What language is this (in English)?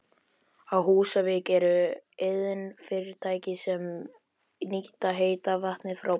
Icelandic